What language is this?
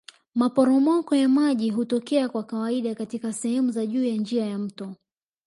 Swahili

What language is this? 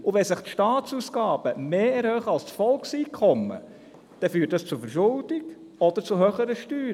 Swiss German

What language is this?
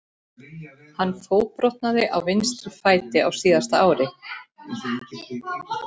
Icelandic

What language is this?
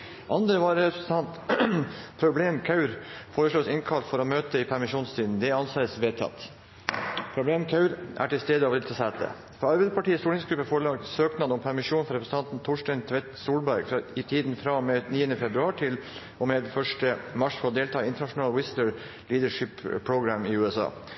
Norwegian Bokmål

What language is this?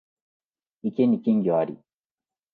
Japanese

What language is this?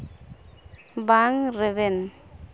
Santali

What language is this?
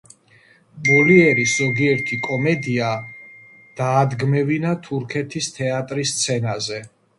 Georgian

